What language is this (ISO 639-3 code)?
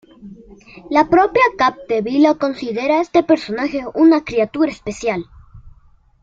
spa